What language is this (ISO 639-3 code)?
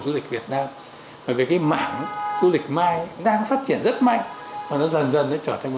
vie